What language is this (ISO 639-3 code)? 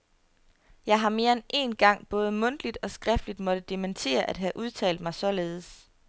dan